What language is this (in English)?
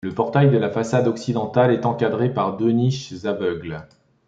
French